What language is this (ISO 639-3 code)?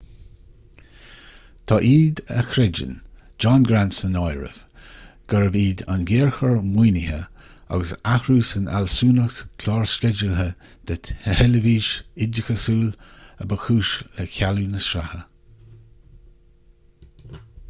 gle